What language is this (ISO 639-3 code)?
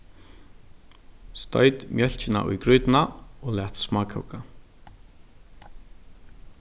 fao